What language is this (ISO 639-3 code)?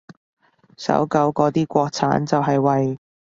yue